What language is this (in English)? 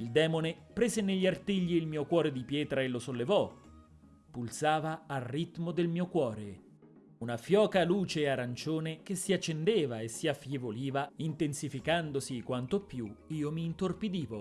Italian